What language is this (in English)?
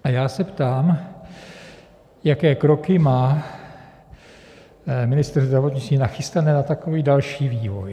Czech